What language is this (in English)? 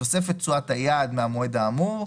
Hebrew